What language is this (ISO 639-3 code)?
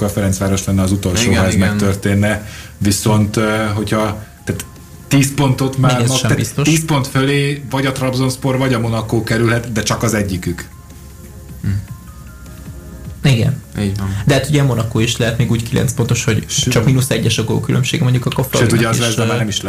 hun